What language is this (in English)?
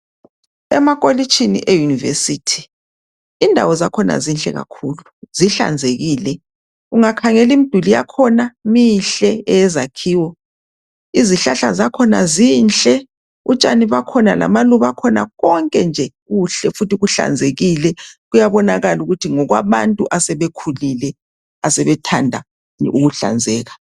North Ndebele